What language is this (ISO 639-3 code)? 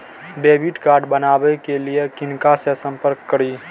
mai